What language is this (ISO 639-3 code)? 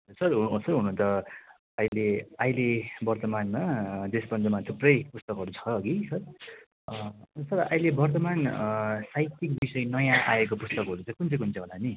nep